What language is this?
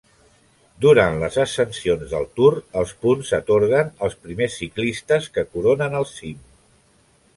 Catalan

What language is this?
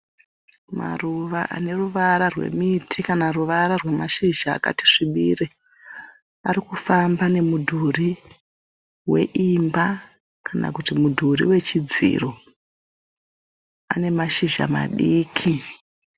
Shona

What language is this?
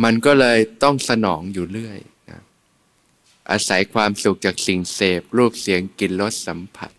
Thai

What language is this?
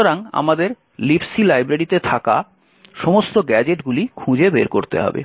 Bangla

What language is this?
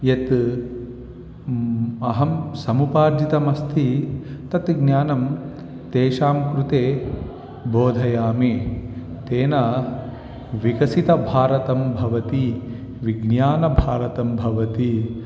Sanskrit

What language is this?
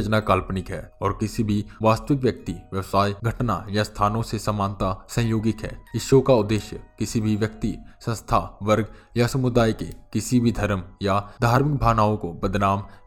Hindi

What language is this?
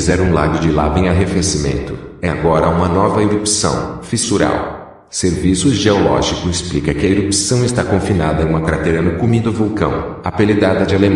Portuguese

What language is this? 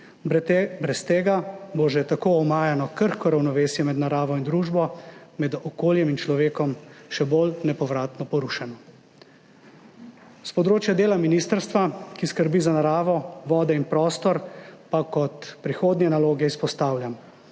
Slovenian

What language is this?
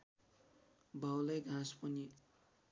Nepali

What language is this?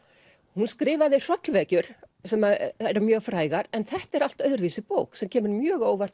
Icelandic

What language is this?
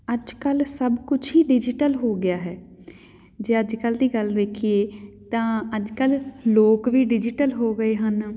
Punjabi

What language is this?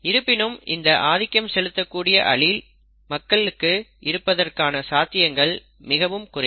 Tamil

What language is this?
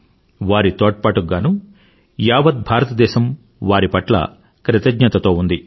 Telugu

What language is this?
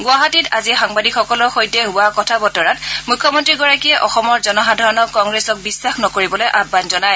Assamese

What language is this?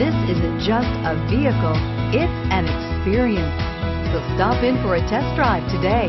English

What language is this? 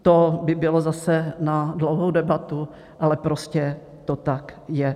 Czech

